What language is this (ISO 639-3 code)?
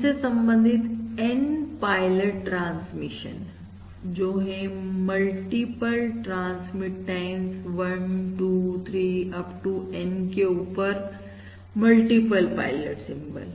hin